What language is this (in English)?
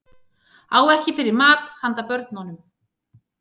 Icelandic